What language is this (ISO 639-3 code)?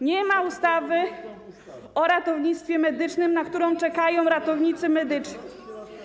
pol